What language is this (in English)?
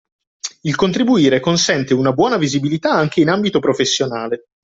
Italian